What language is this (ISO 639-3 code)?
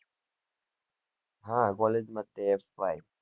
guj